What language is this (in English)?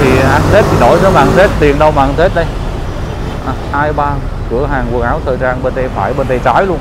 Vietnamese